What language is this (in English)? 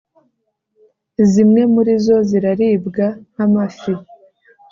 Kinyarwanda